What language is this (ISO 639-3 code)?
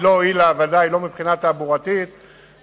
heb